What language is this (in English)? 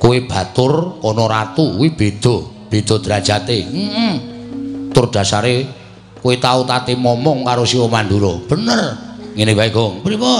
Indonesian